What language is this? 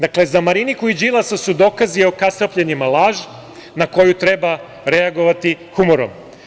Serbian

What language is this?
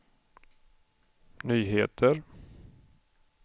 Swedish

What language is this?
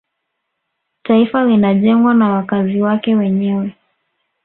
Swahili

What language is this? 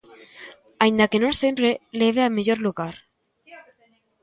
Galician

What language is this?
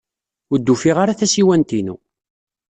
Kabyle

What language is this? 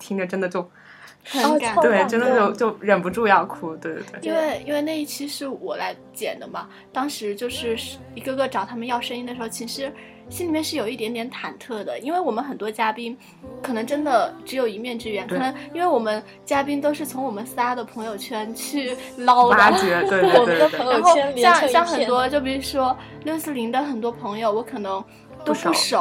Chinese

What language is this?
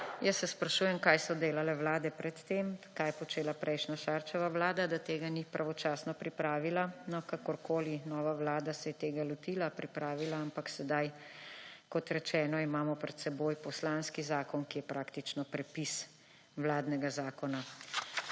Slovenian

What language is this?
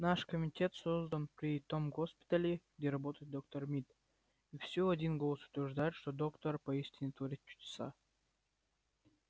Russian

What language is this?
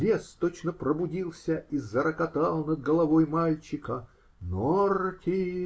Russian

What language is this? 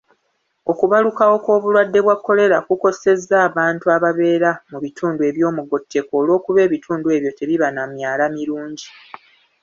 Ganda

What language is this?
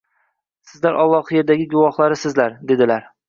Uzbek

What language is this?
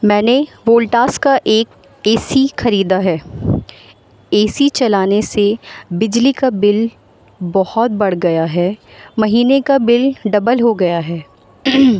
Urdu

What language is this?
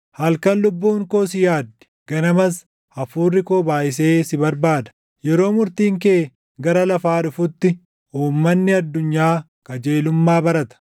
Oromo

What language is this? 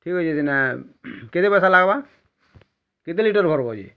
Odia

